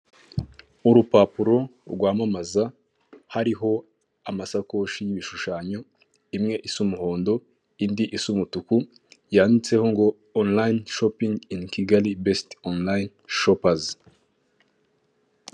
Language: Kinyarwanda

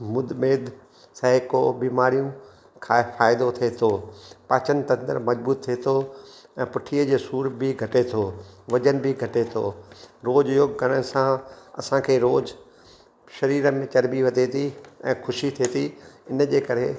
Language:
Sindhi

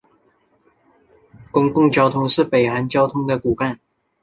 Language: Chinese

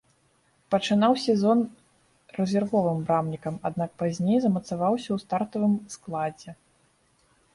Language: Belarusian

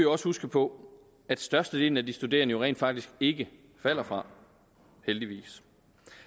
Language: Danish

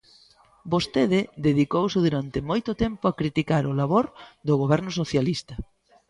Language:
Galician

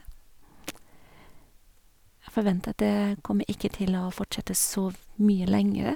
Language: Norwegian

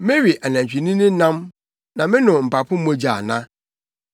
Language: Akan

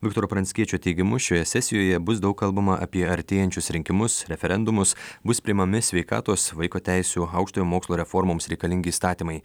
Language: Lithuanian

